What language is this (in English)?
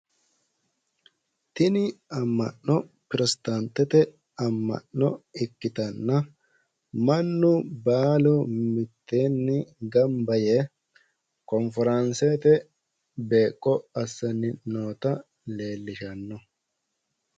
Sidamo